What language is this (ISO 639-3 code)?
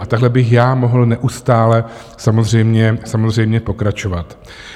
ces